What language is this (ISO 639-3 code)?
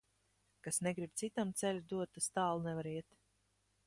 lav